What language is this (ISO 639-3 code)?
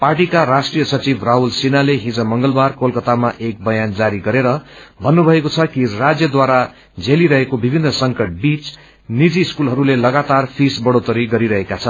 nep